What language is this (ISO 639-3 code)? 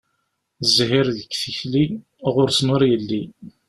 kab